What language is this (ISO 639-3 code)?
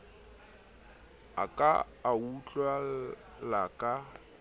sot